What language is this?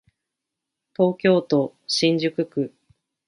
Japanese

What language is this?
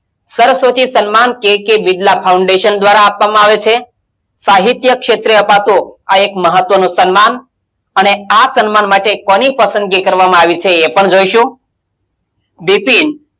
Gujarati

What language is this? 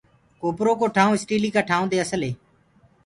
Gurgula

